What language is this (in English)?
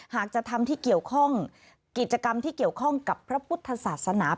Thai